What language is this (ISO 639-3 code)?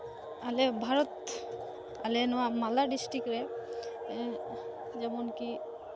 sat